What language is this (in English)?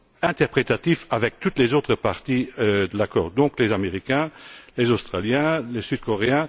French